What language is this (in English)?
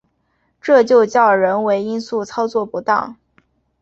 Chinese